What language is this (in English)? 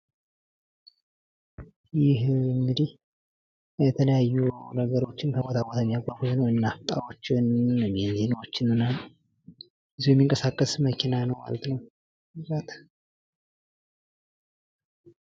Amharic